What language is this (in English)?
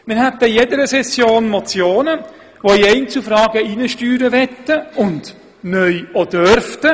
Swiss German